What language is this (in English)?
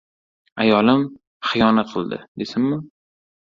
Uzbek